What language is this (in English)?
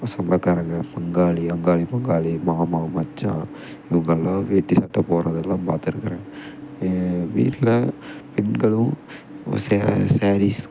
Tamil